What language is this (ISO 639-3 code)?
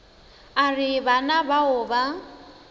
nso